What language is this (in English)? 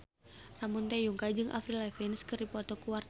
Sundanese